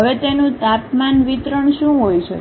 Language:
Gujarati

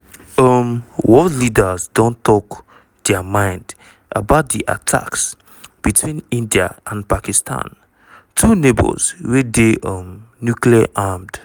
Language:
Nigerian Pidgin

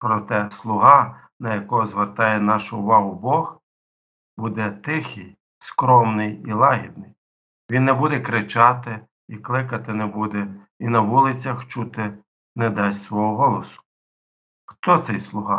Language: Ukrainian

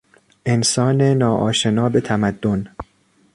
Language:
Persian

